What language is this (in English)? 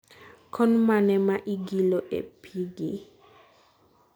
Luo (Kenya and Tanzania)